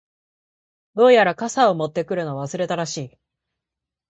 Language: Japanese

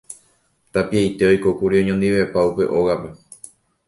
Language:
Guarani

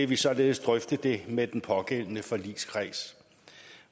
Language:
Danish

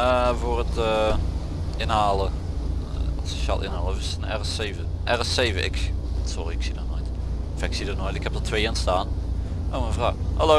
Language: Dutch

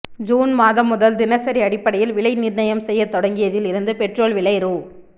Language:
Tamil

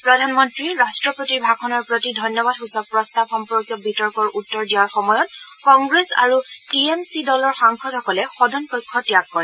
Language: Assamese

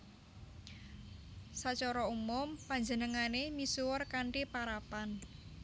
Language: Javanese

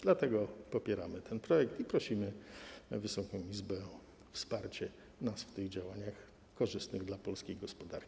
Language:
Polish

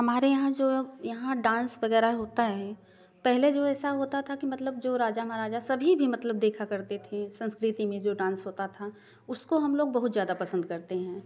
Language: Hindi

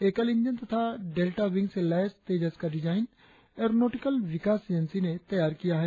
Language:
Hindi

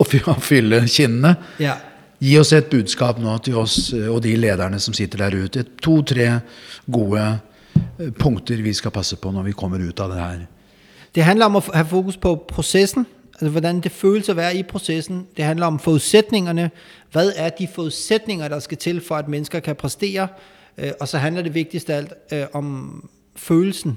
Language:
Danish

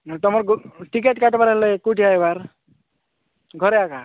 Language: Odia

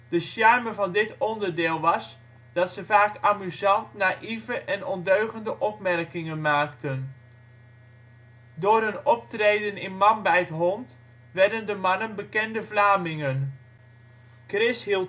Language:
Dutch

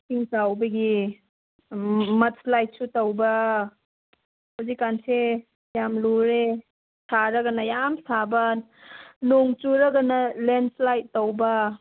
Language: Manipuri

